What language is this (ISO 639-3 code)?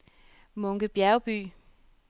dan